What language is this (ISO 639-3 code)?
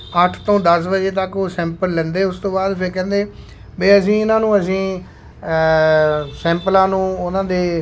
pan